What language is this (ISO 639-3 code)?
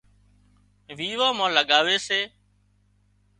kxp